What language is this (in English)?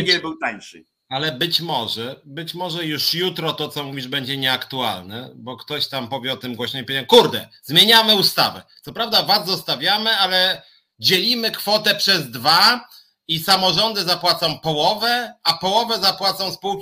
Polish